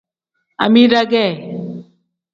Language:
Tem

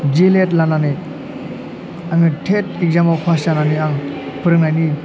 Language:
Bodo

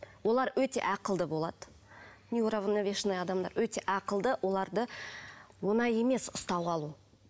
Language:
Kazakh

